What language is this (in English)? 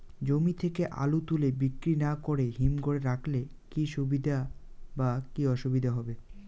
Bangla